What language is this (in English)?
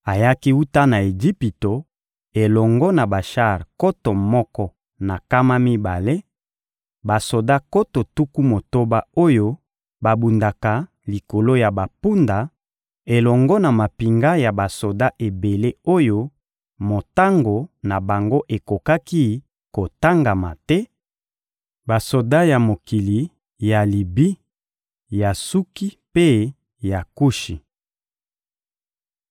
Lingala